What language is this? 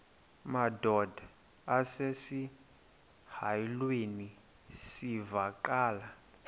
Xhosa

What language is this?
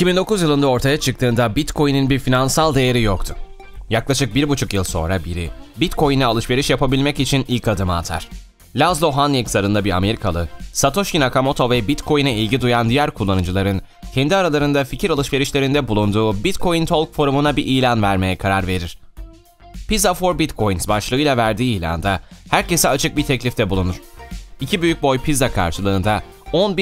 Turkish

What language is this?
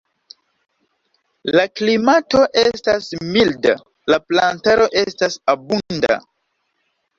Esperanto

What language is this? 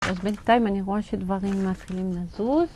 Hebrew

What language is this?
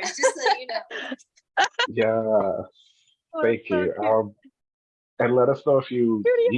English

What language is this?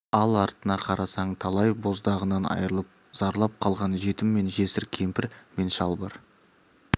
Kazakh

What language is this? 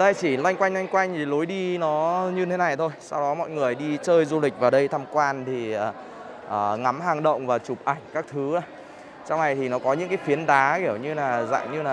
Vietnamese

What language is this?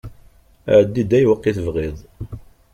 Kabyle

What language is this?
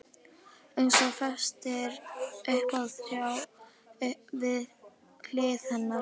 Icelandic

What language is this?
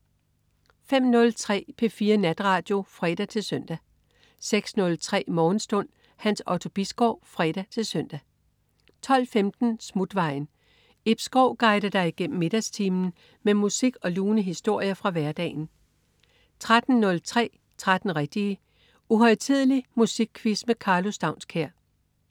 Danish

